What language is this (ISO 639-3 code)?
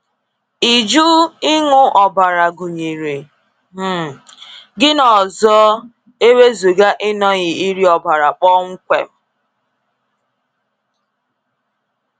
ibo